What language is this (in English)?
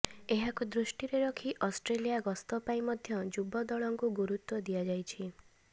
Odia